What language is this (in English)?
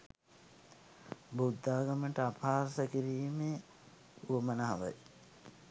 Sinhala